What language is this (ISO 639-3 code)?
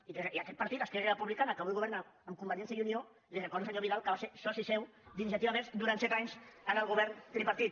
cat